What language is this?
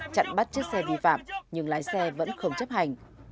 Vietnamese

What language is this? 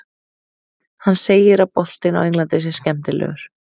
Icelandic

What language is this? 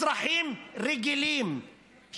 Hebrew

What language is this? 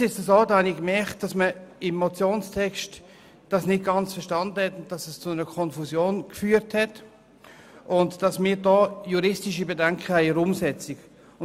Swiss German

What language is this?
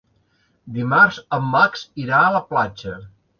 Catalan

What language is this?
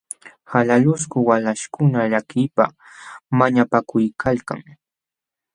Jauja Wanca Quechua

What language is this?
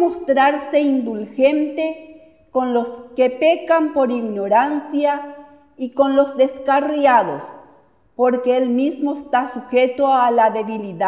Spanish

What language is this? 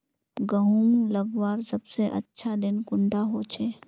Magahi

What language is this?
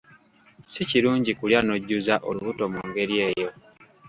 Ganda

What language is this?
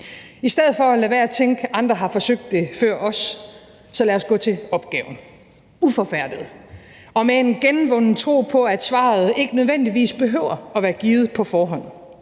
Danish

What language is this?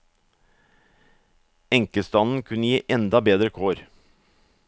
Norwegian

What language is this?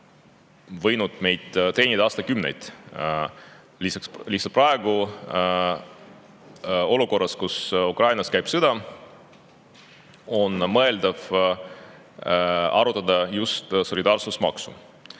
Estonian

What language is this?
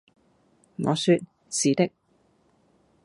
Cantonese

